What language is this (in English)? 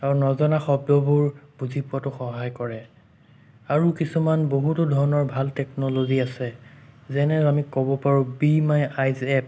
Assamese